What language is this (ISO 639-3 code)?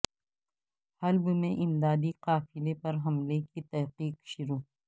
urd